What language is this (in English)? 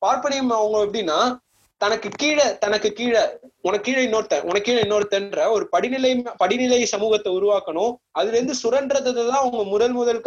Tamil